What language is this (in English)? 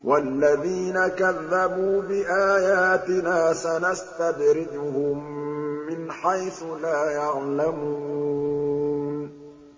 Arabic